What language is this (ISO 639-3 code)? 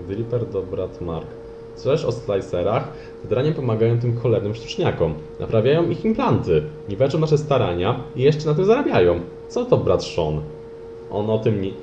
pol